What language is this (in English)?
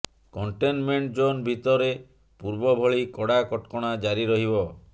Odia